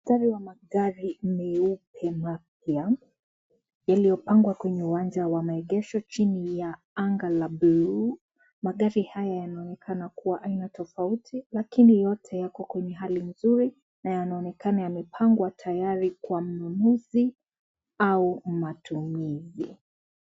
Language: Swahili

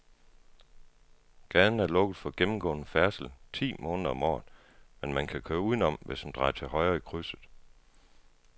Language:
Danish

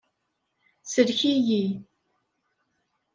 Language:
Kabyle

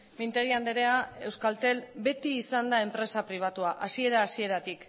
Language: Basque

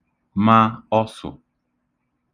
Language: Igbo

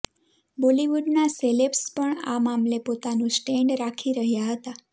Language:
Gujarati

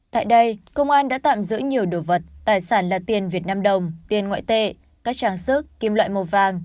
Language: Vietnamese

